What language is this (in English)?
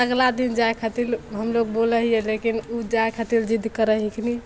Maithili